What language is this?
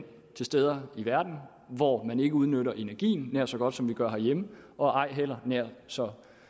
Danish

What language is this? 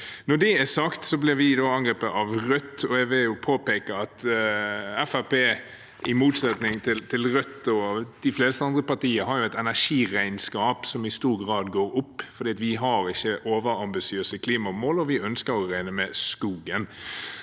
Norwegian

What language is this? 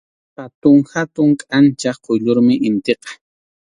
Arequipa-La Unión Quechua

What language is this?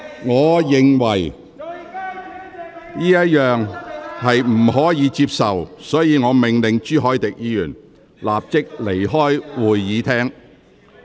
Cantonese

